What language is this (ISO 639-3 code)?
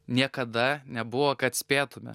lit